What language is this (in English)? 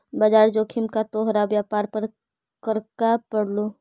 Magahi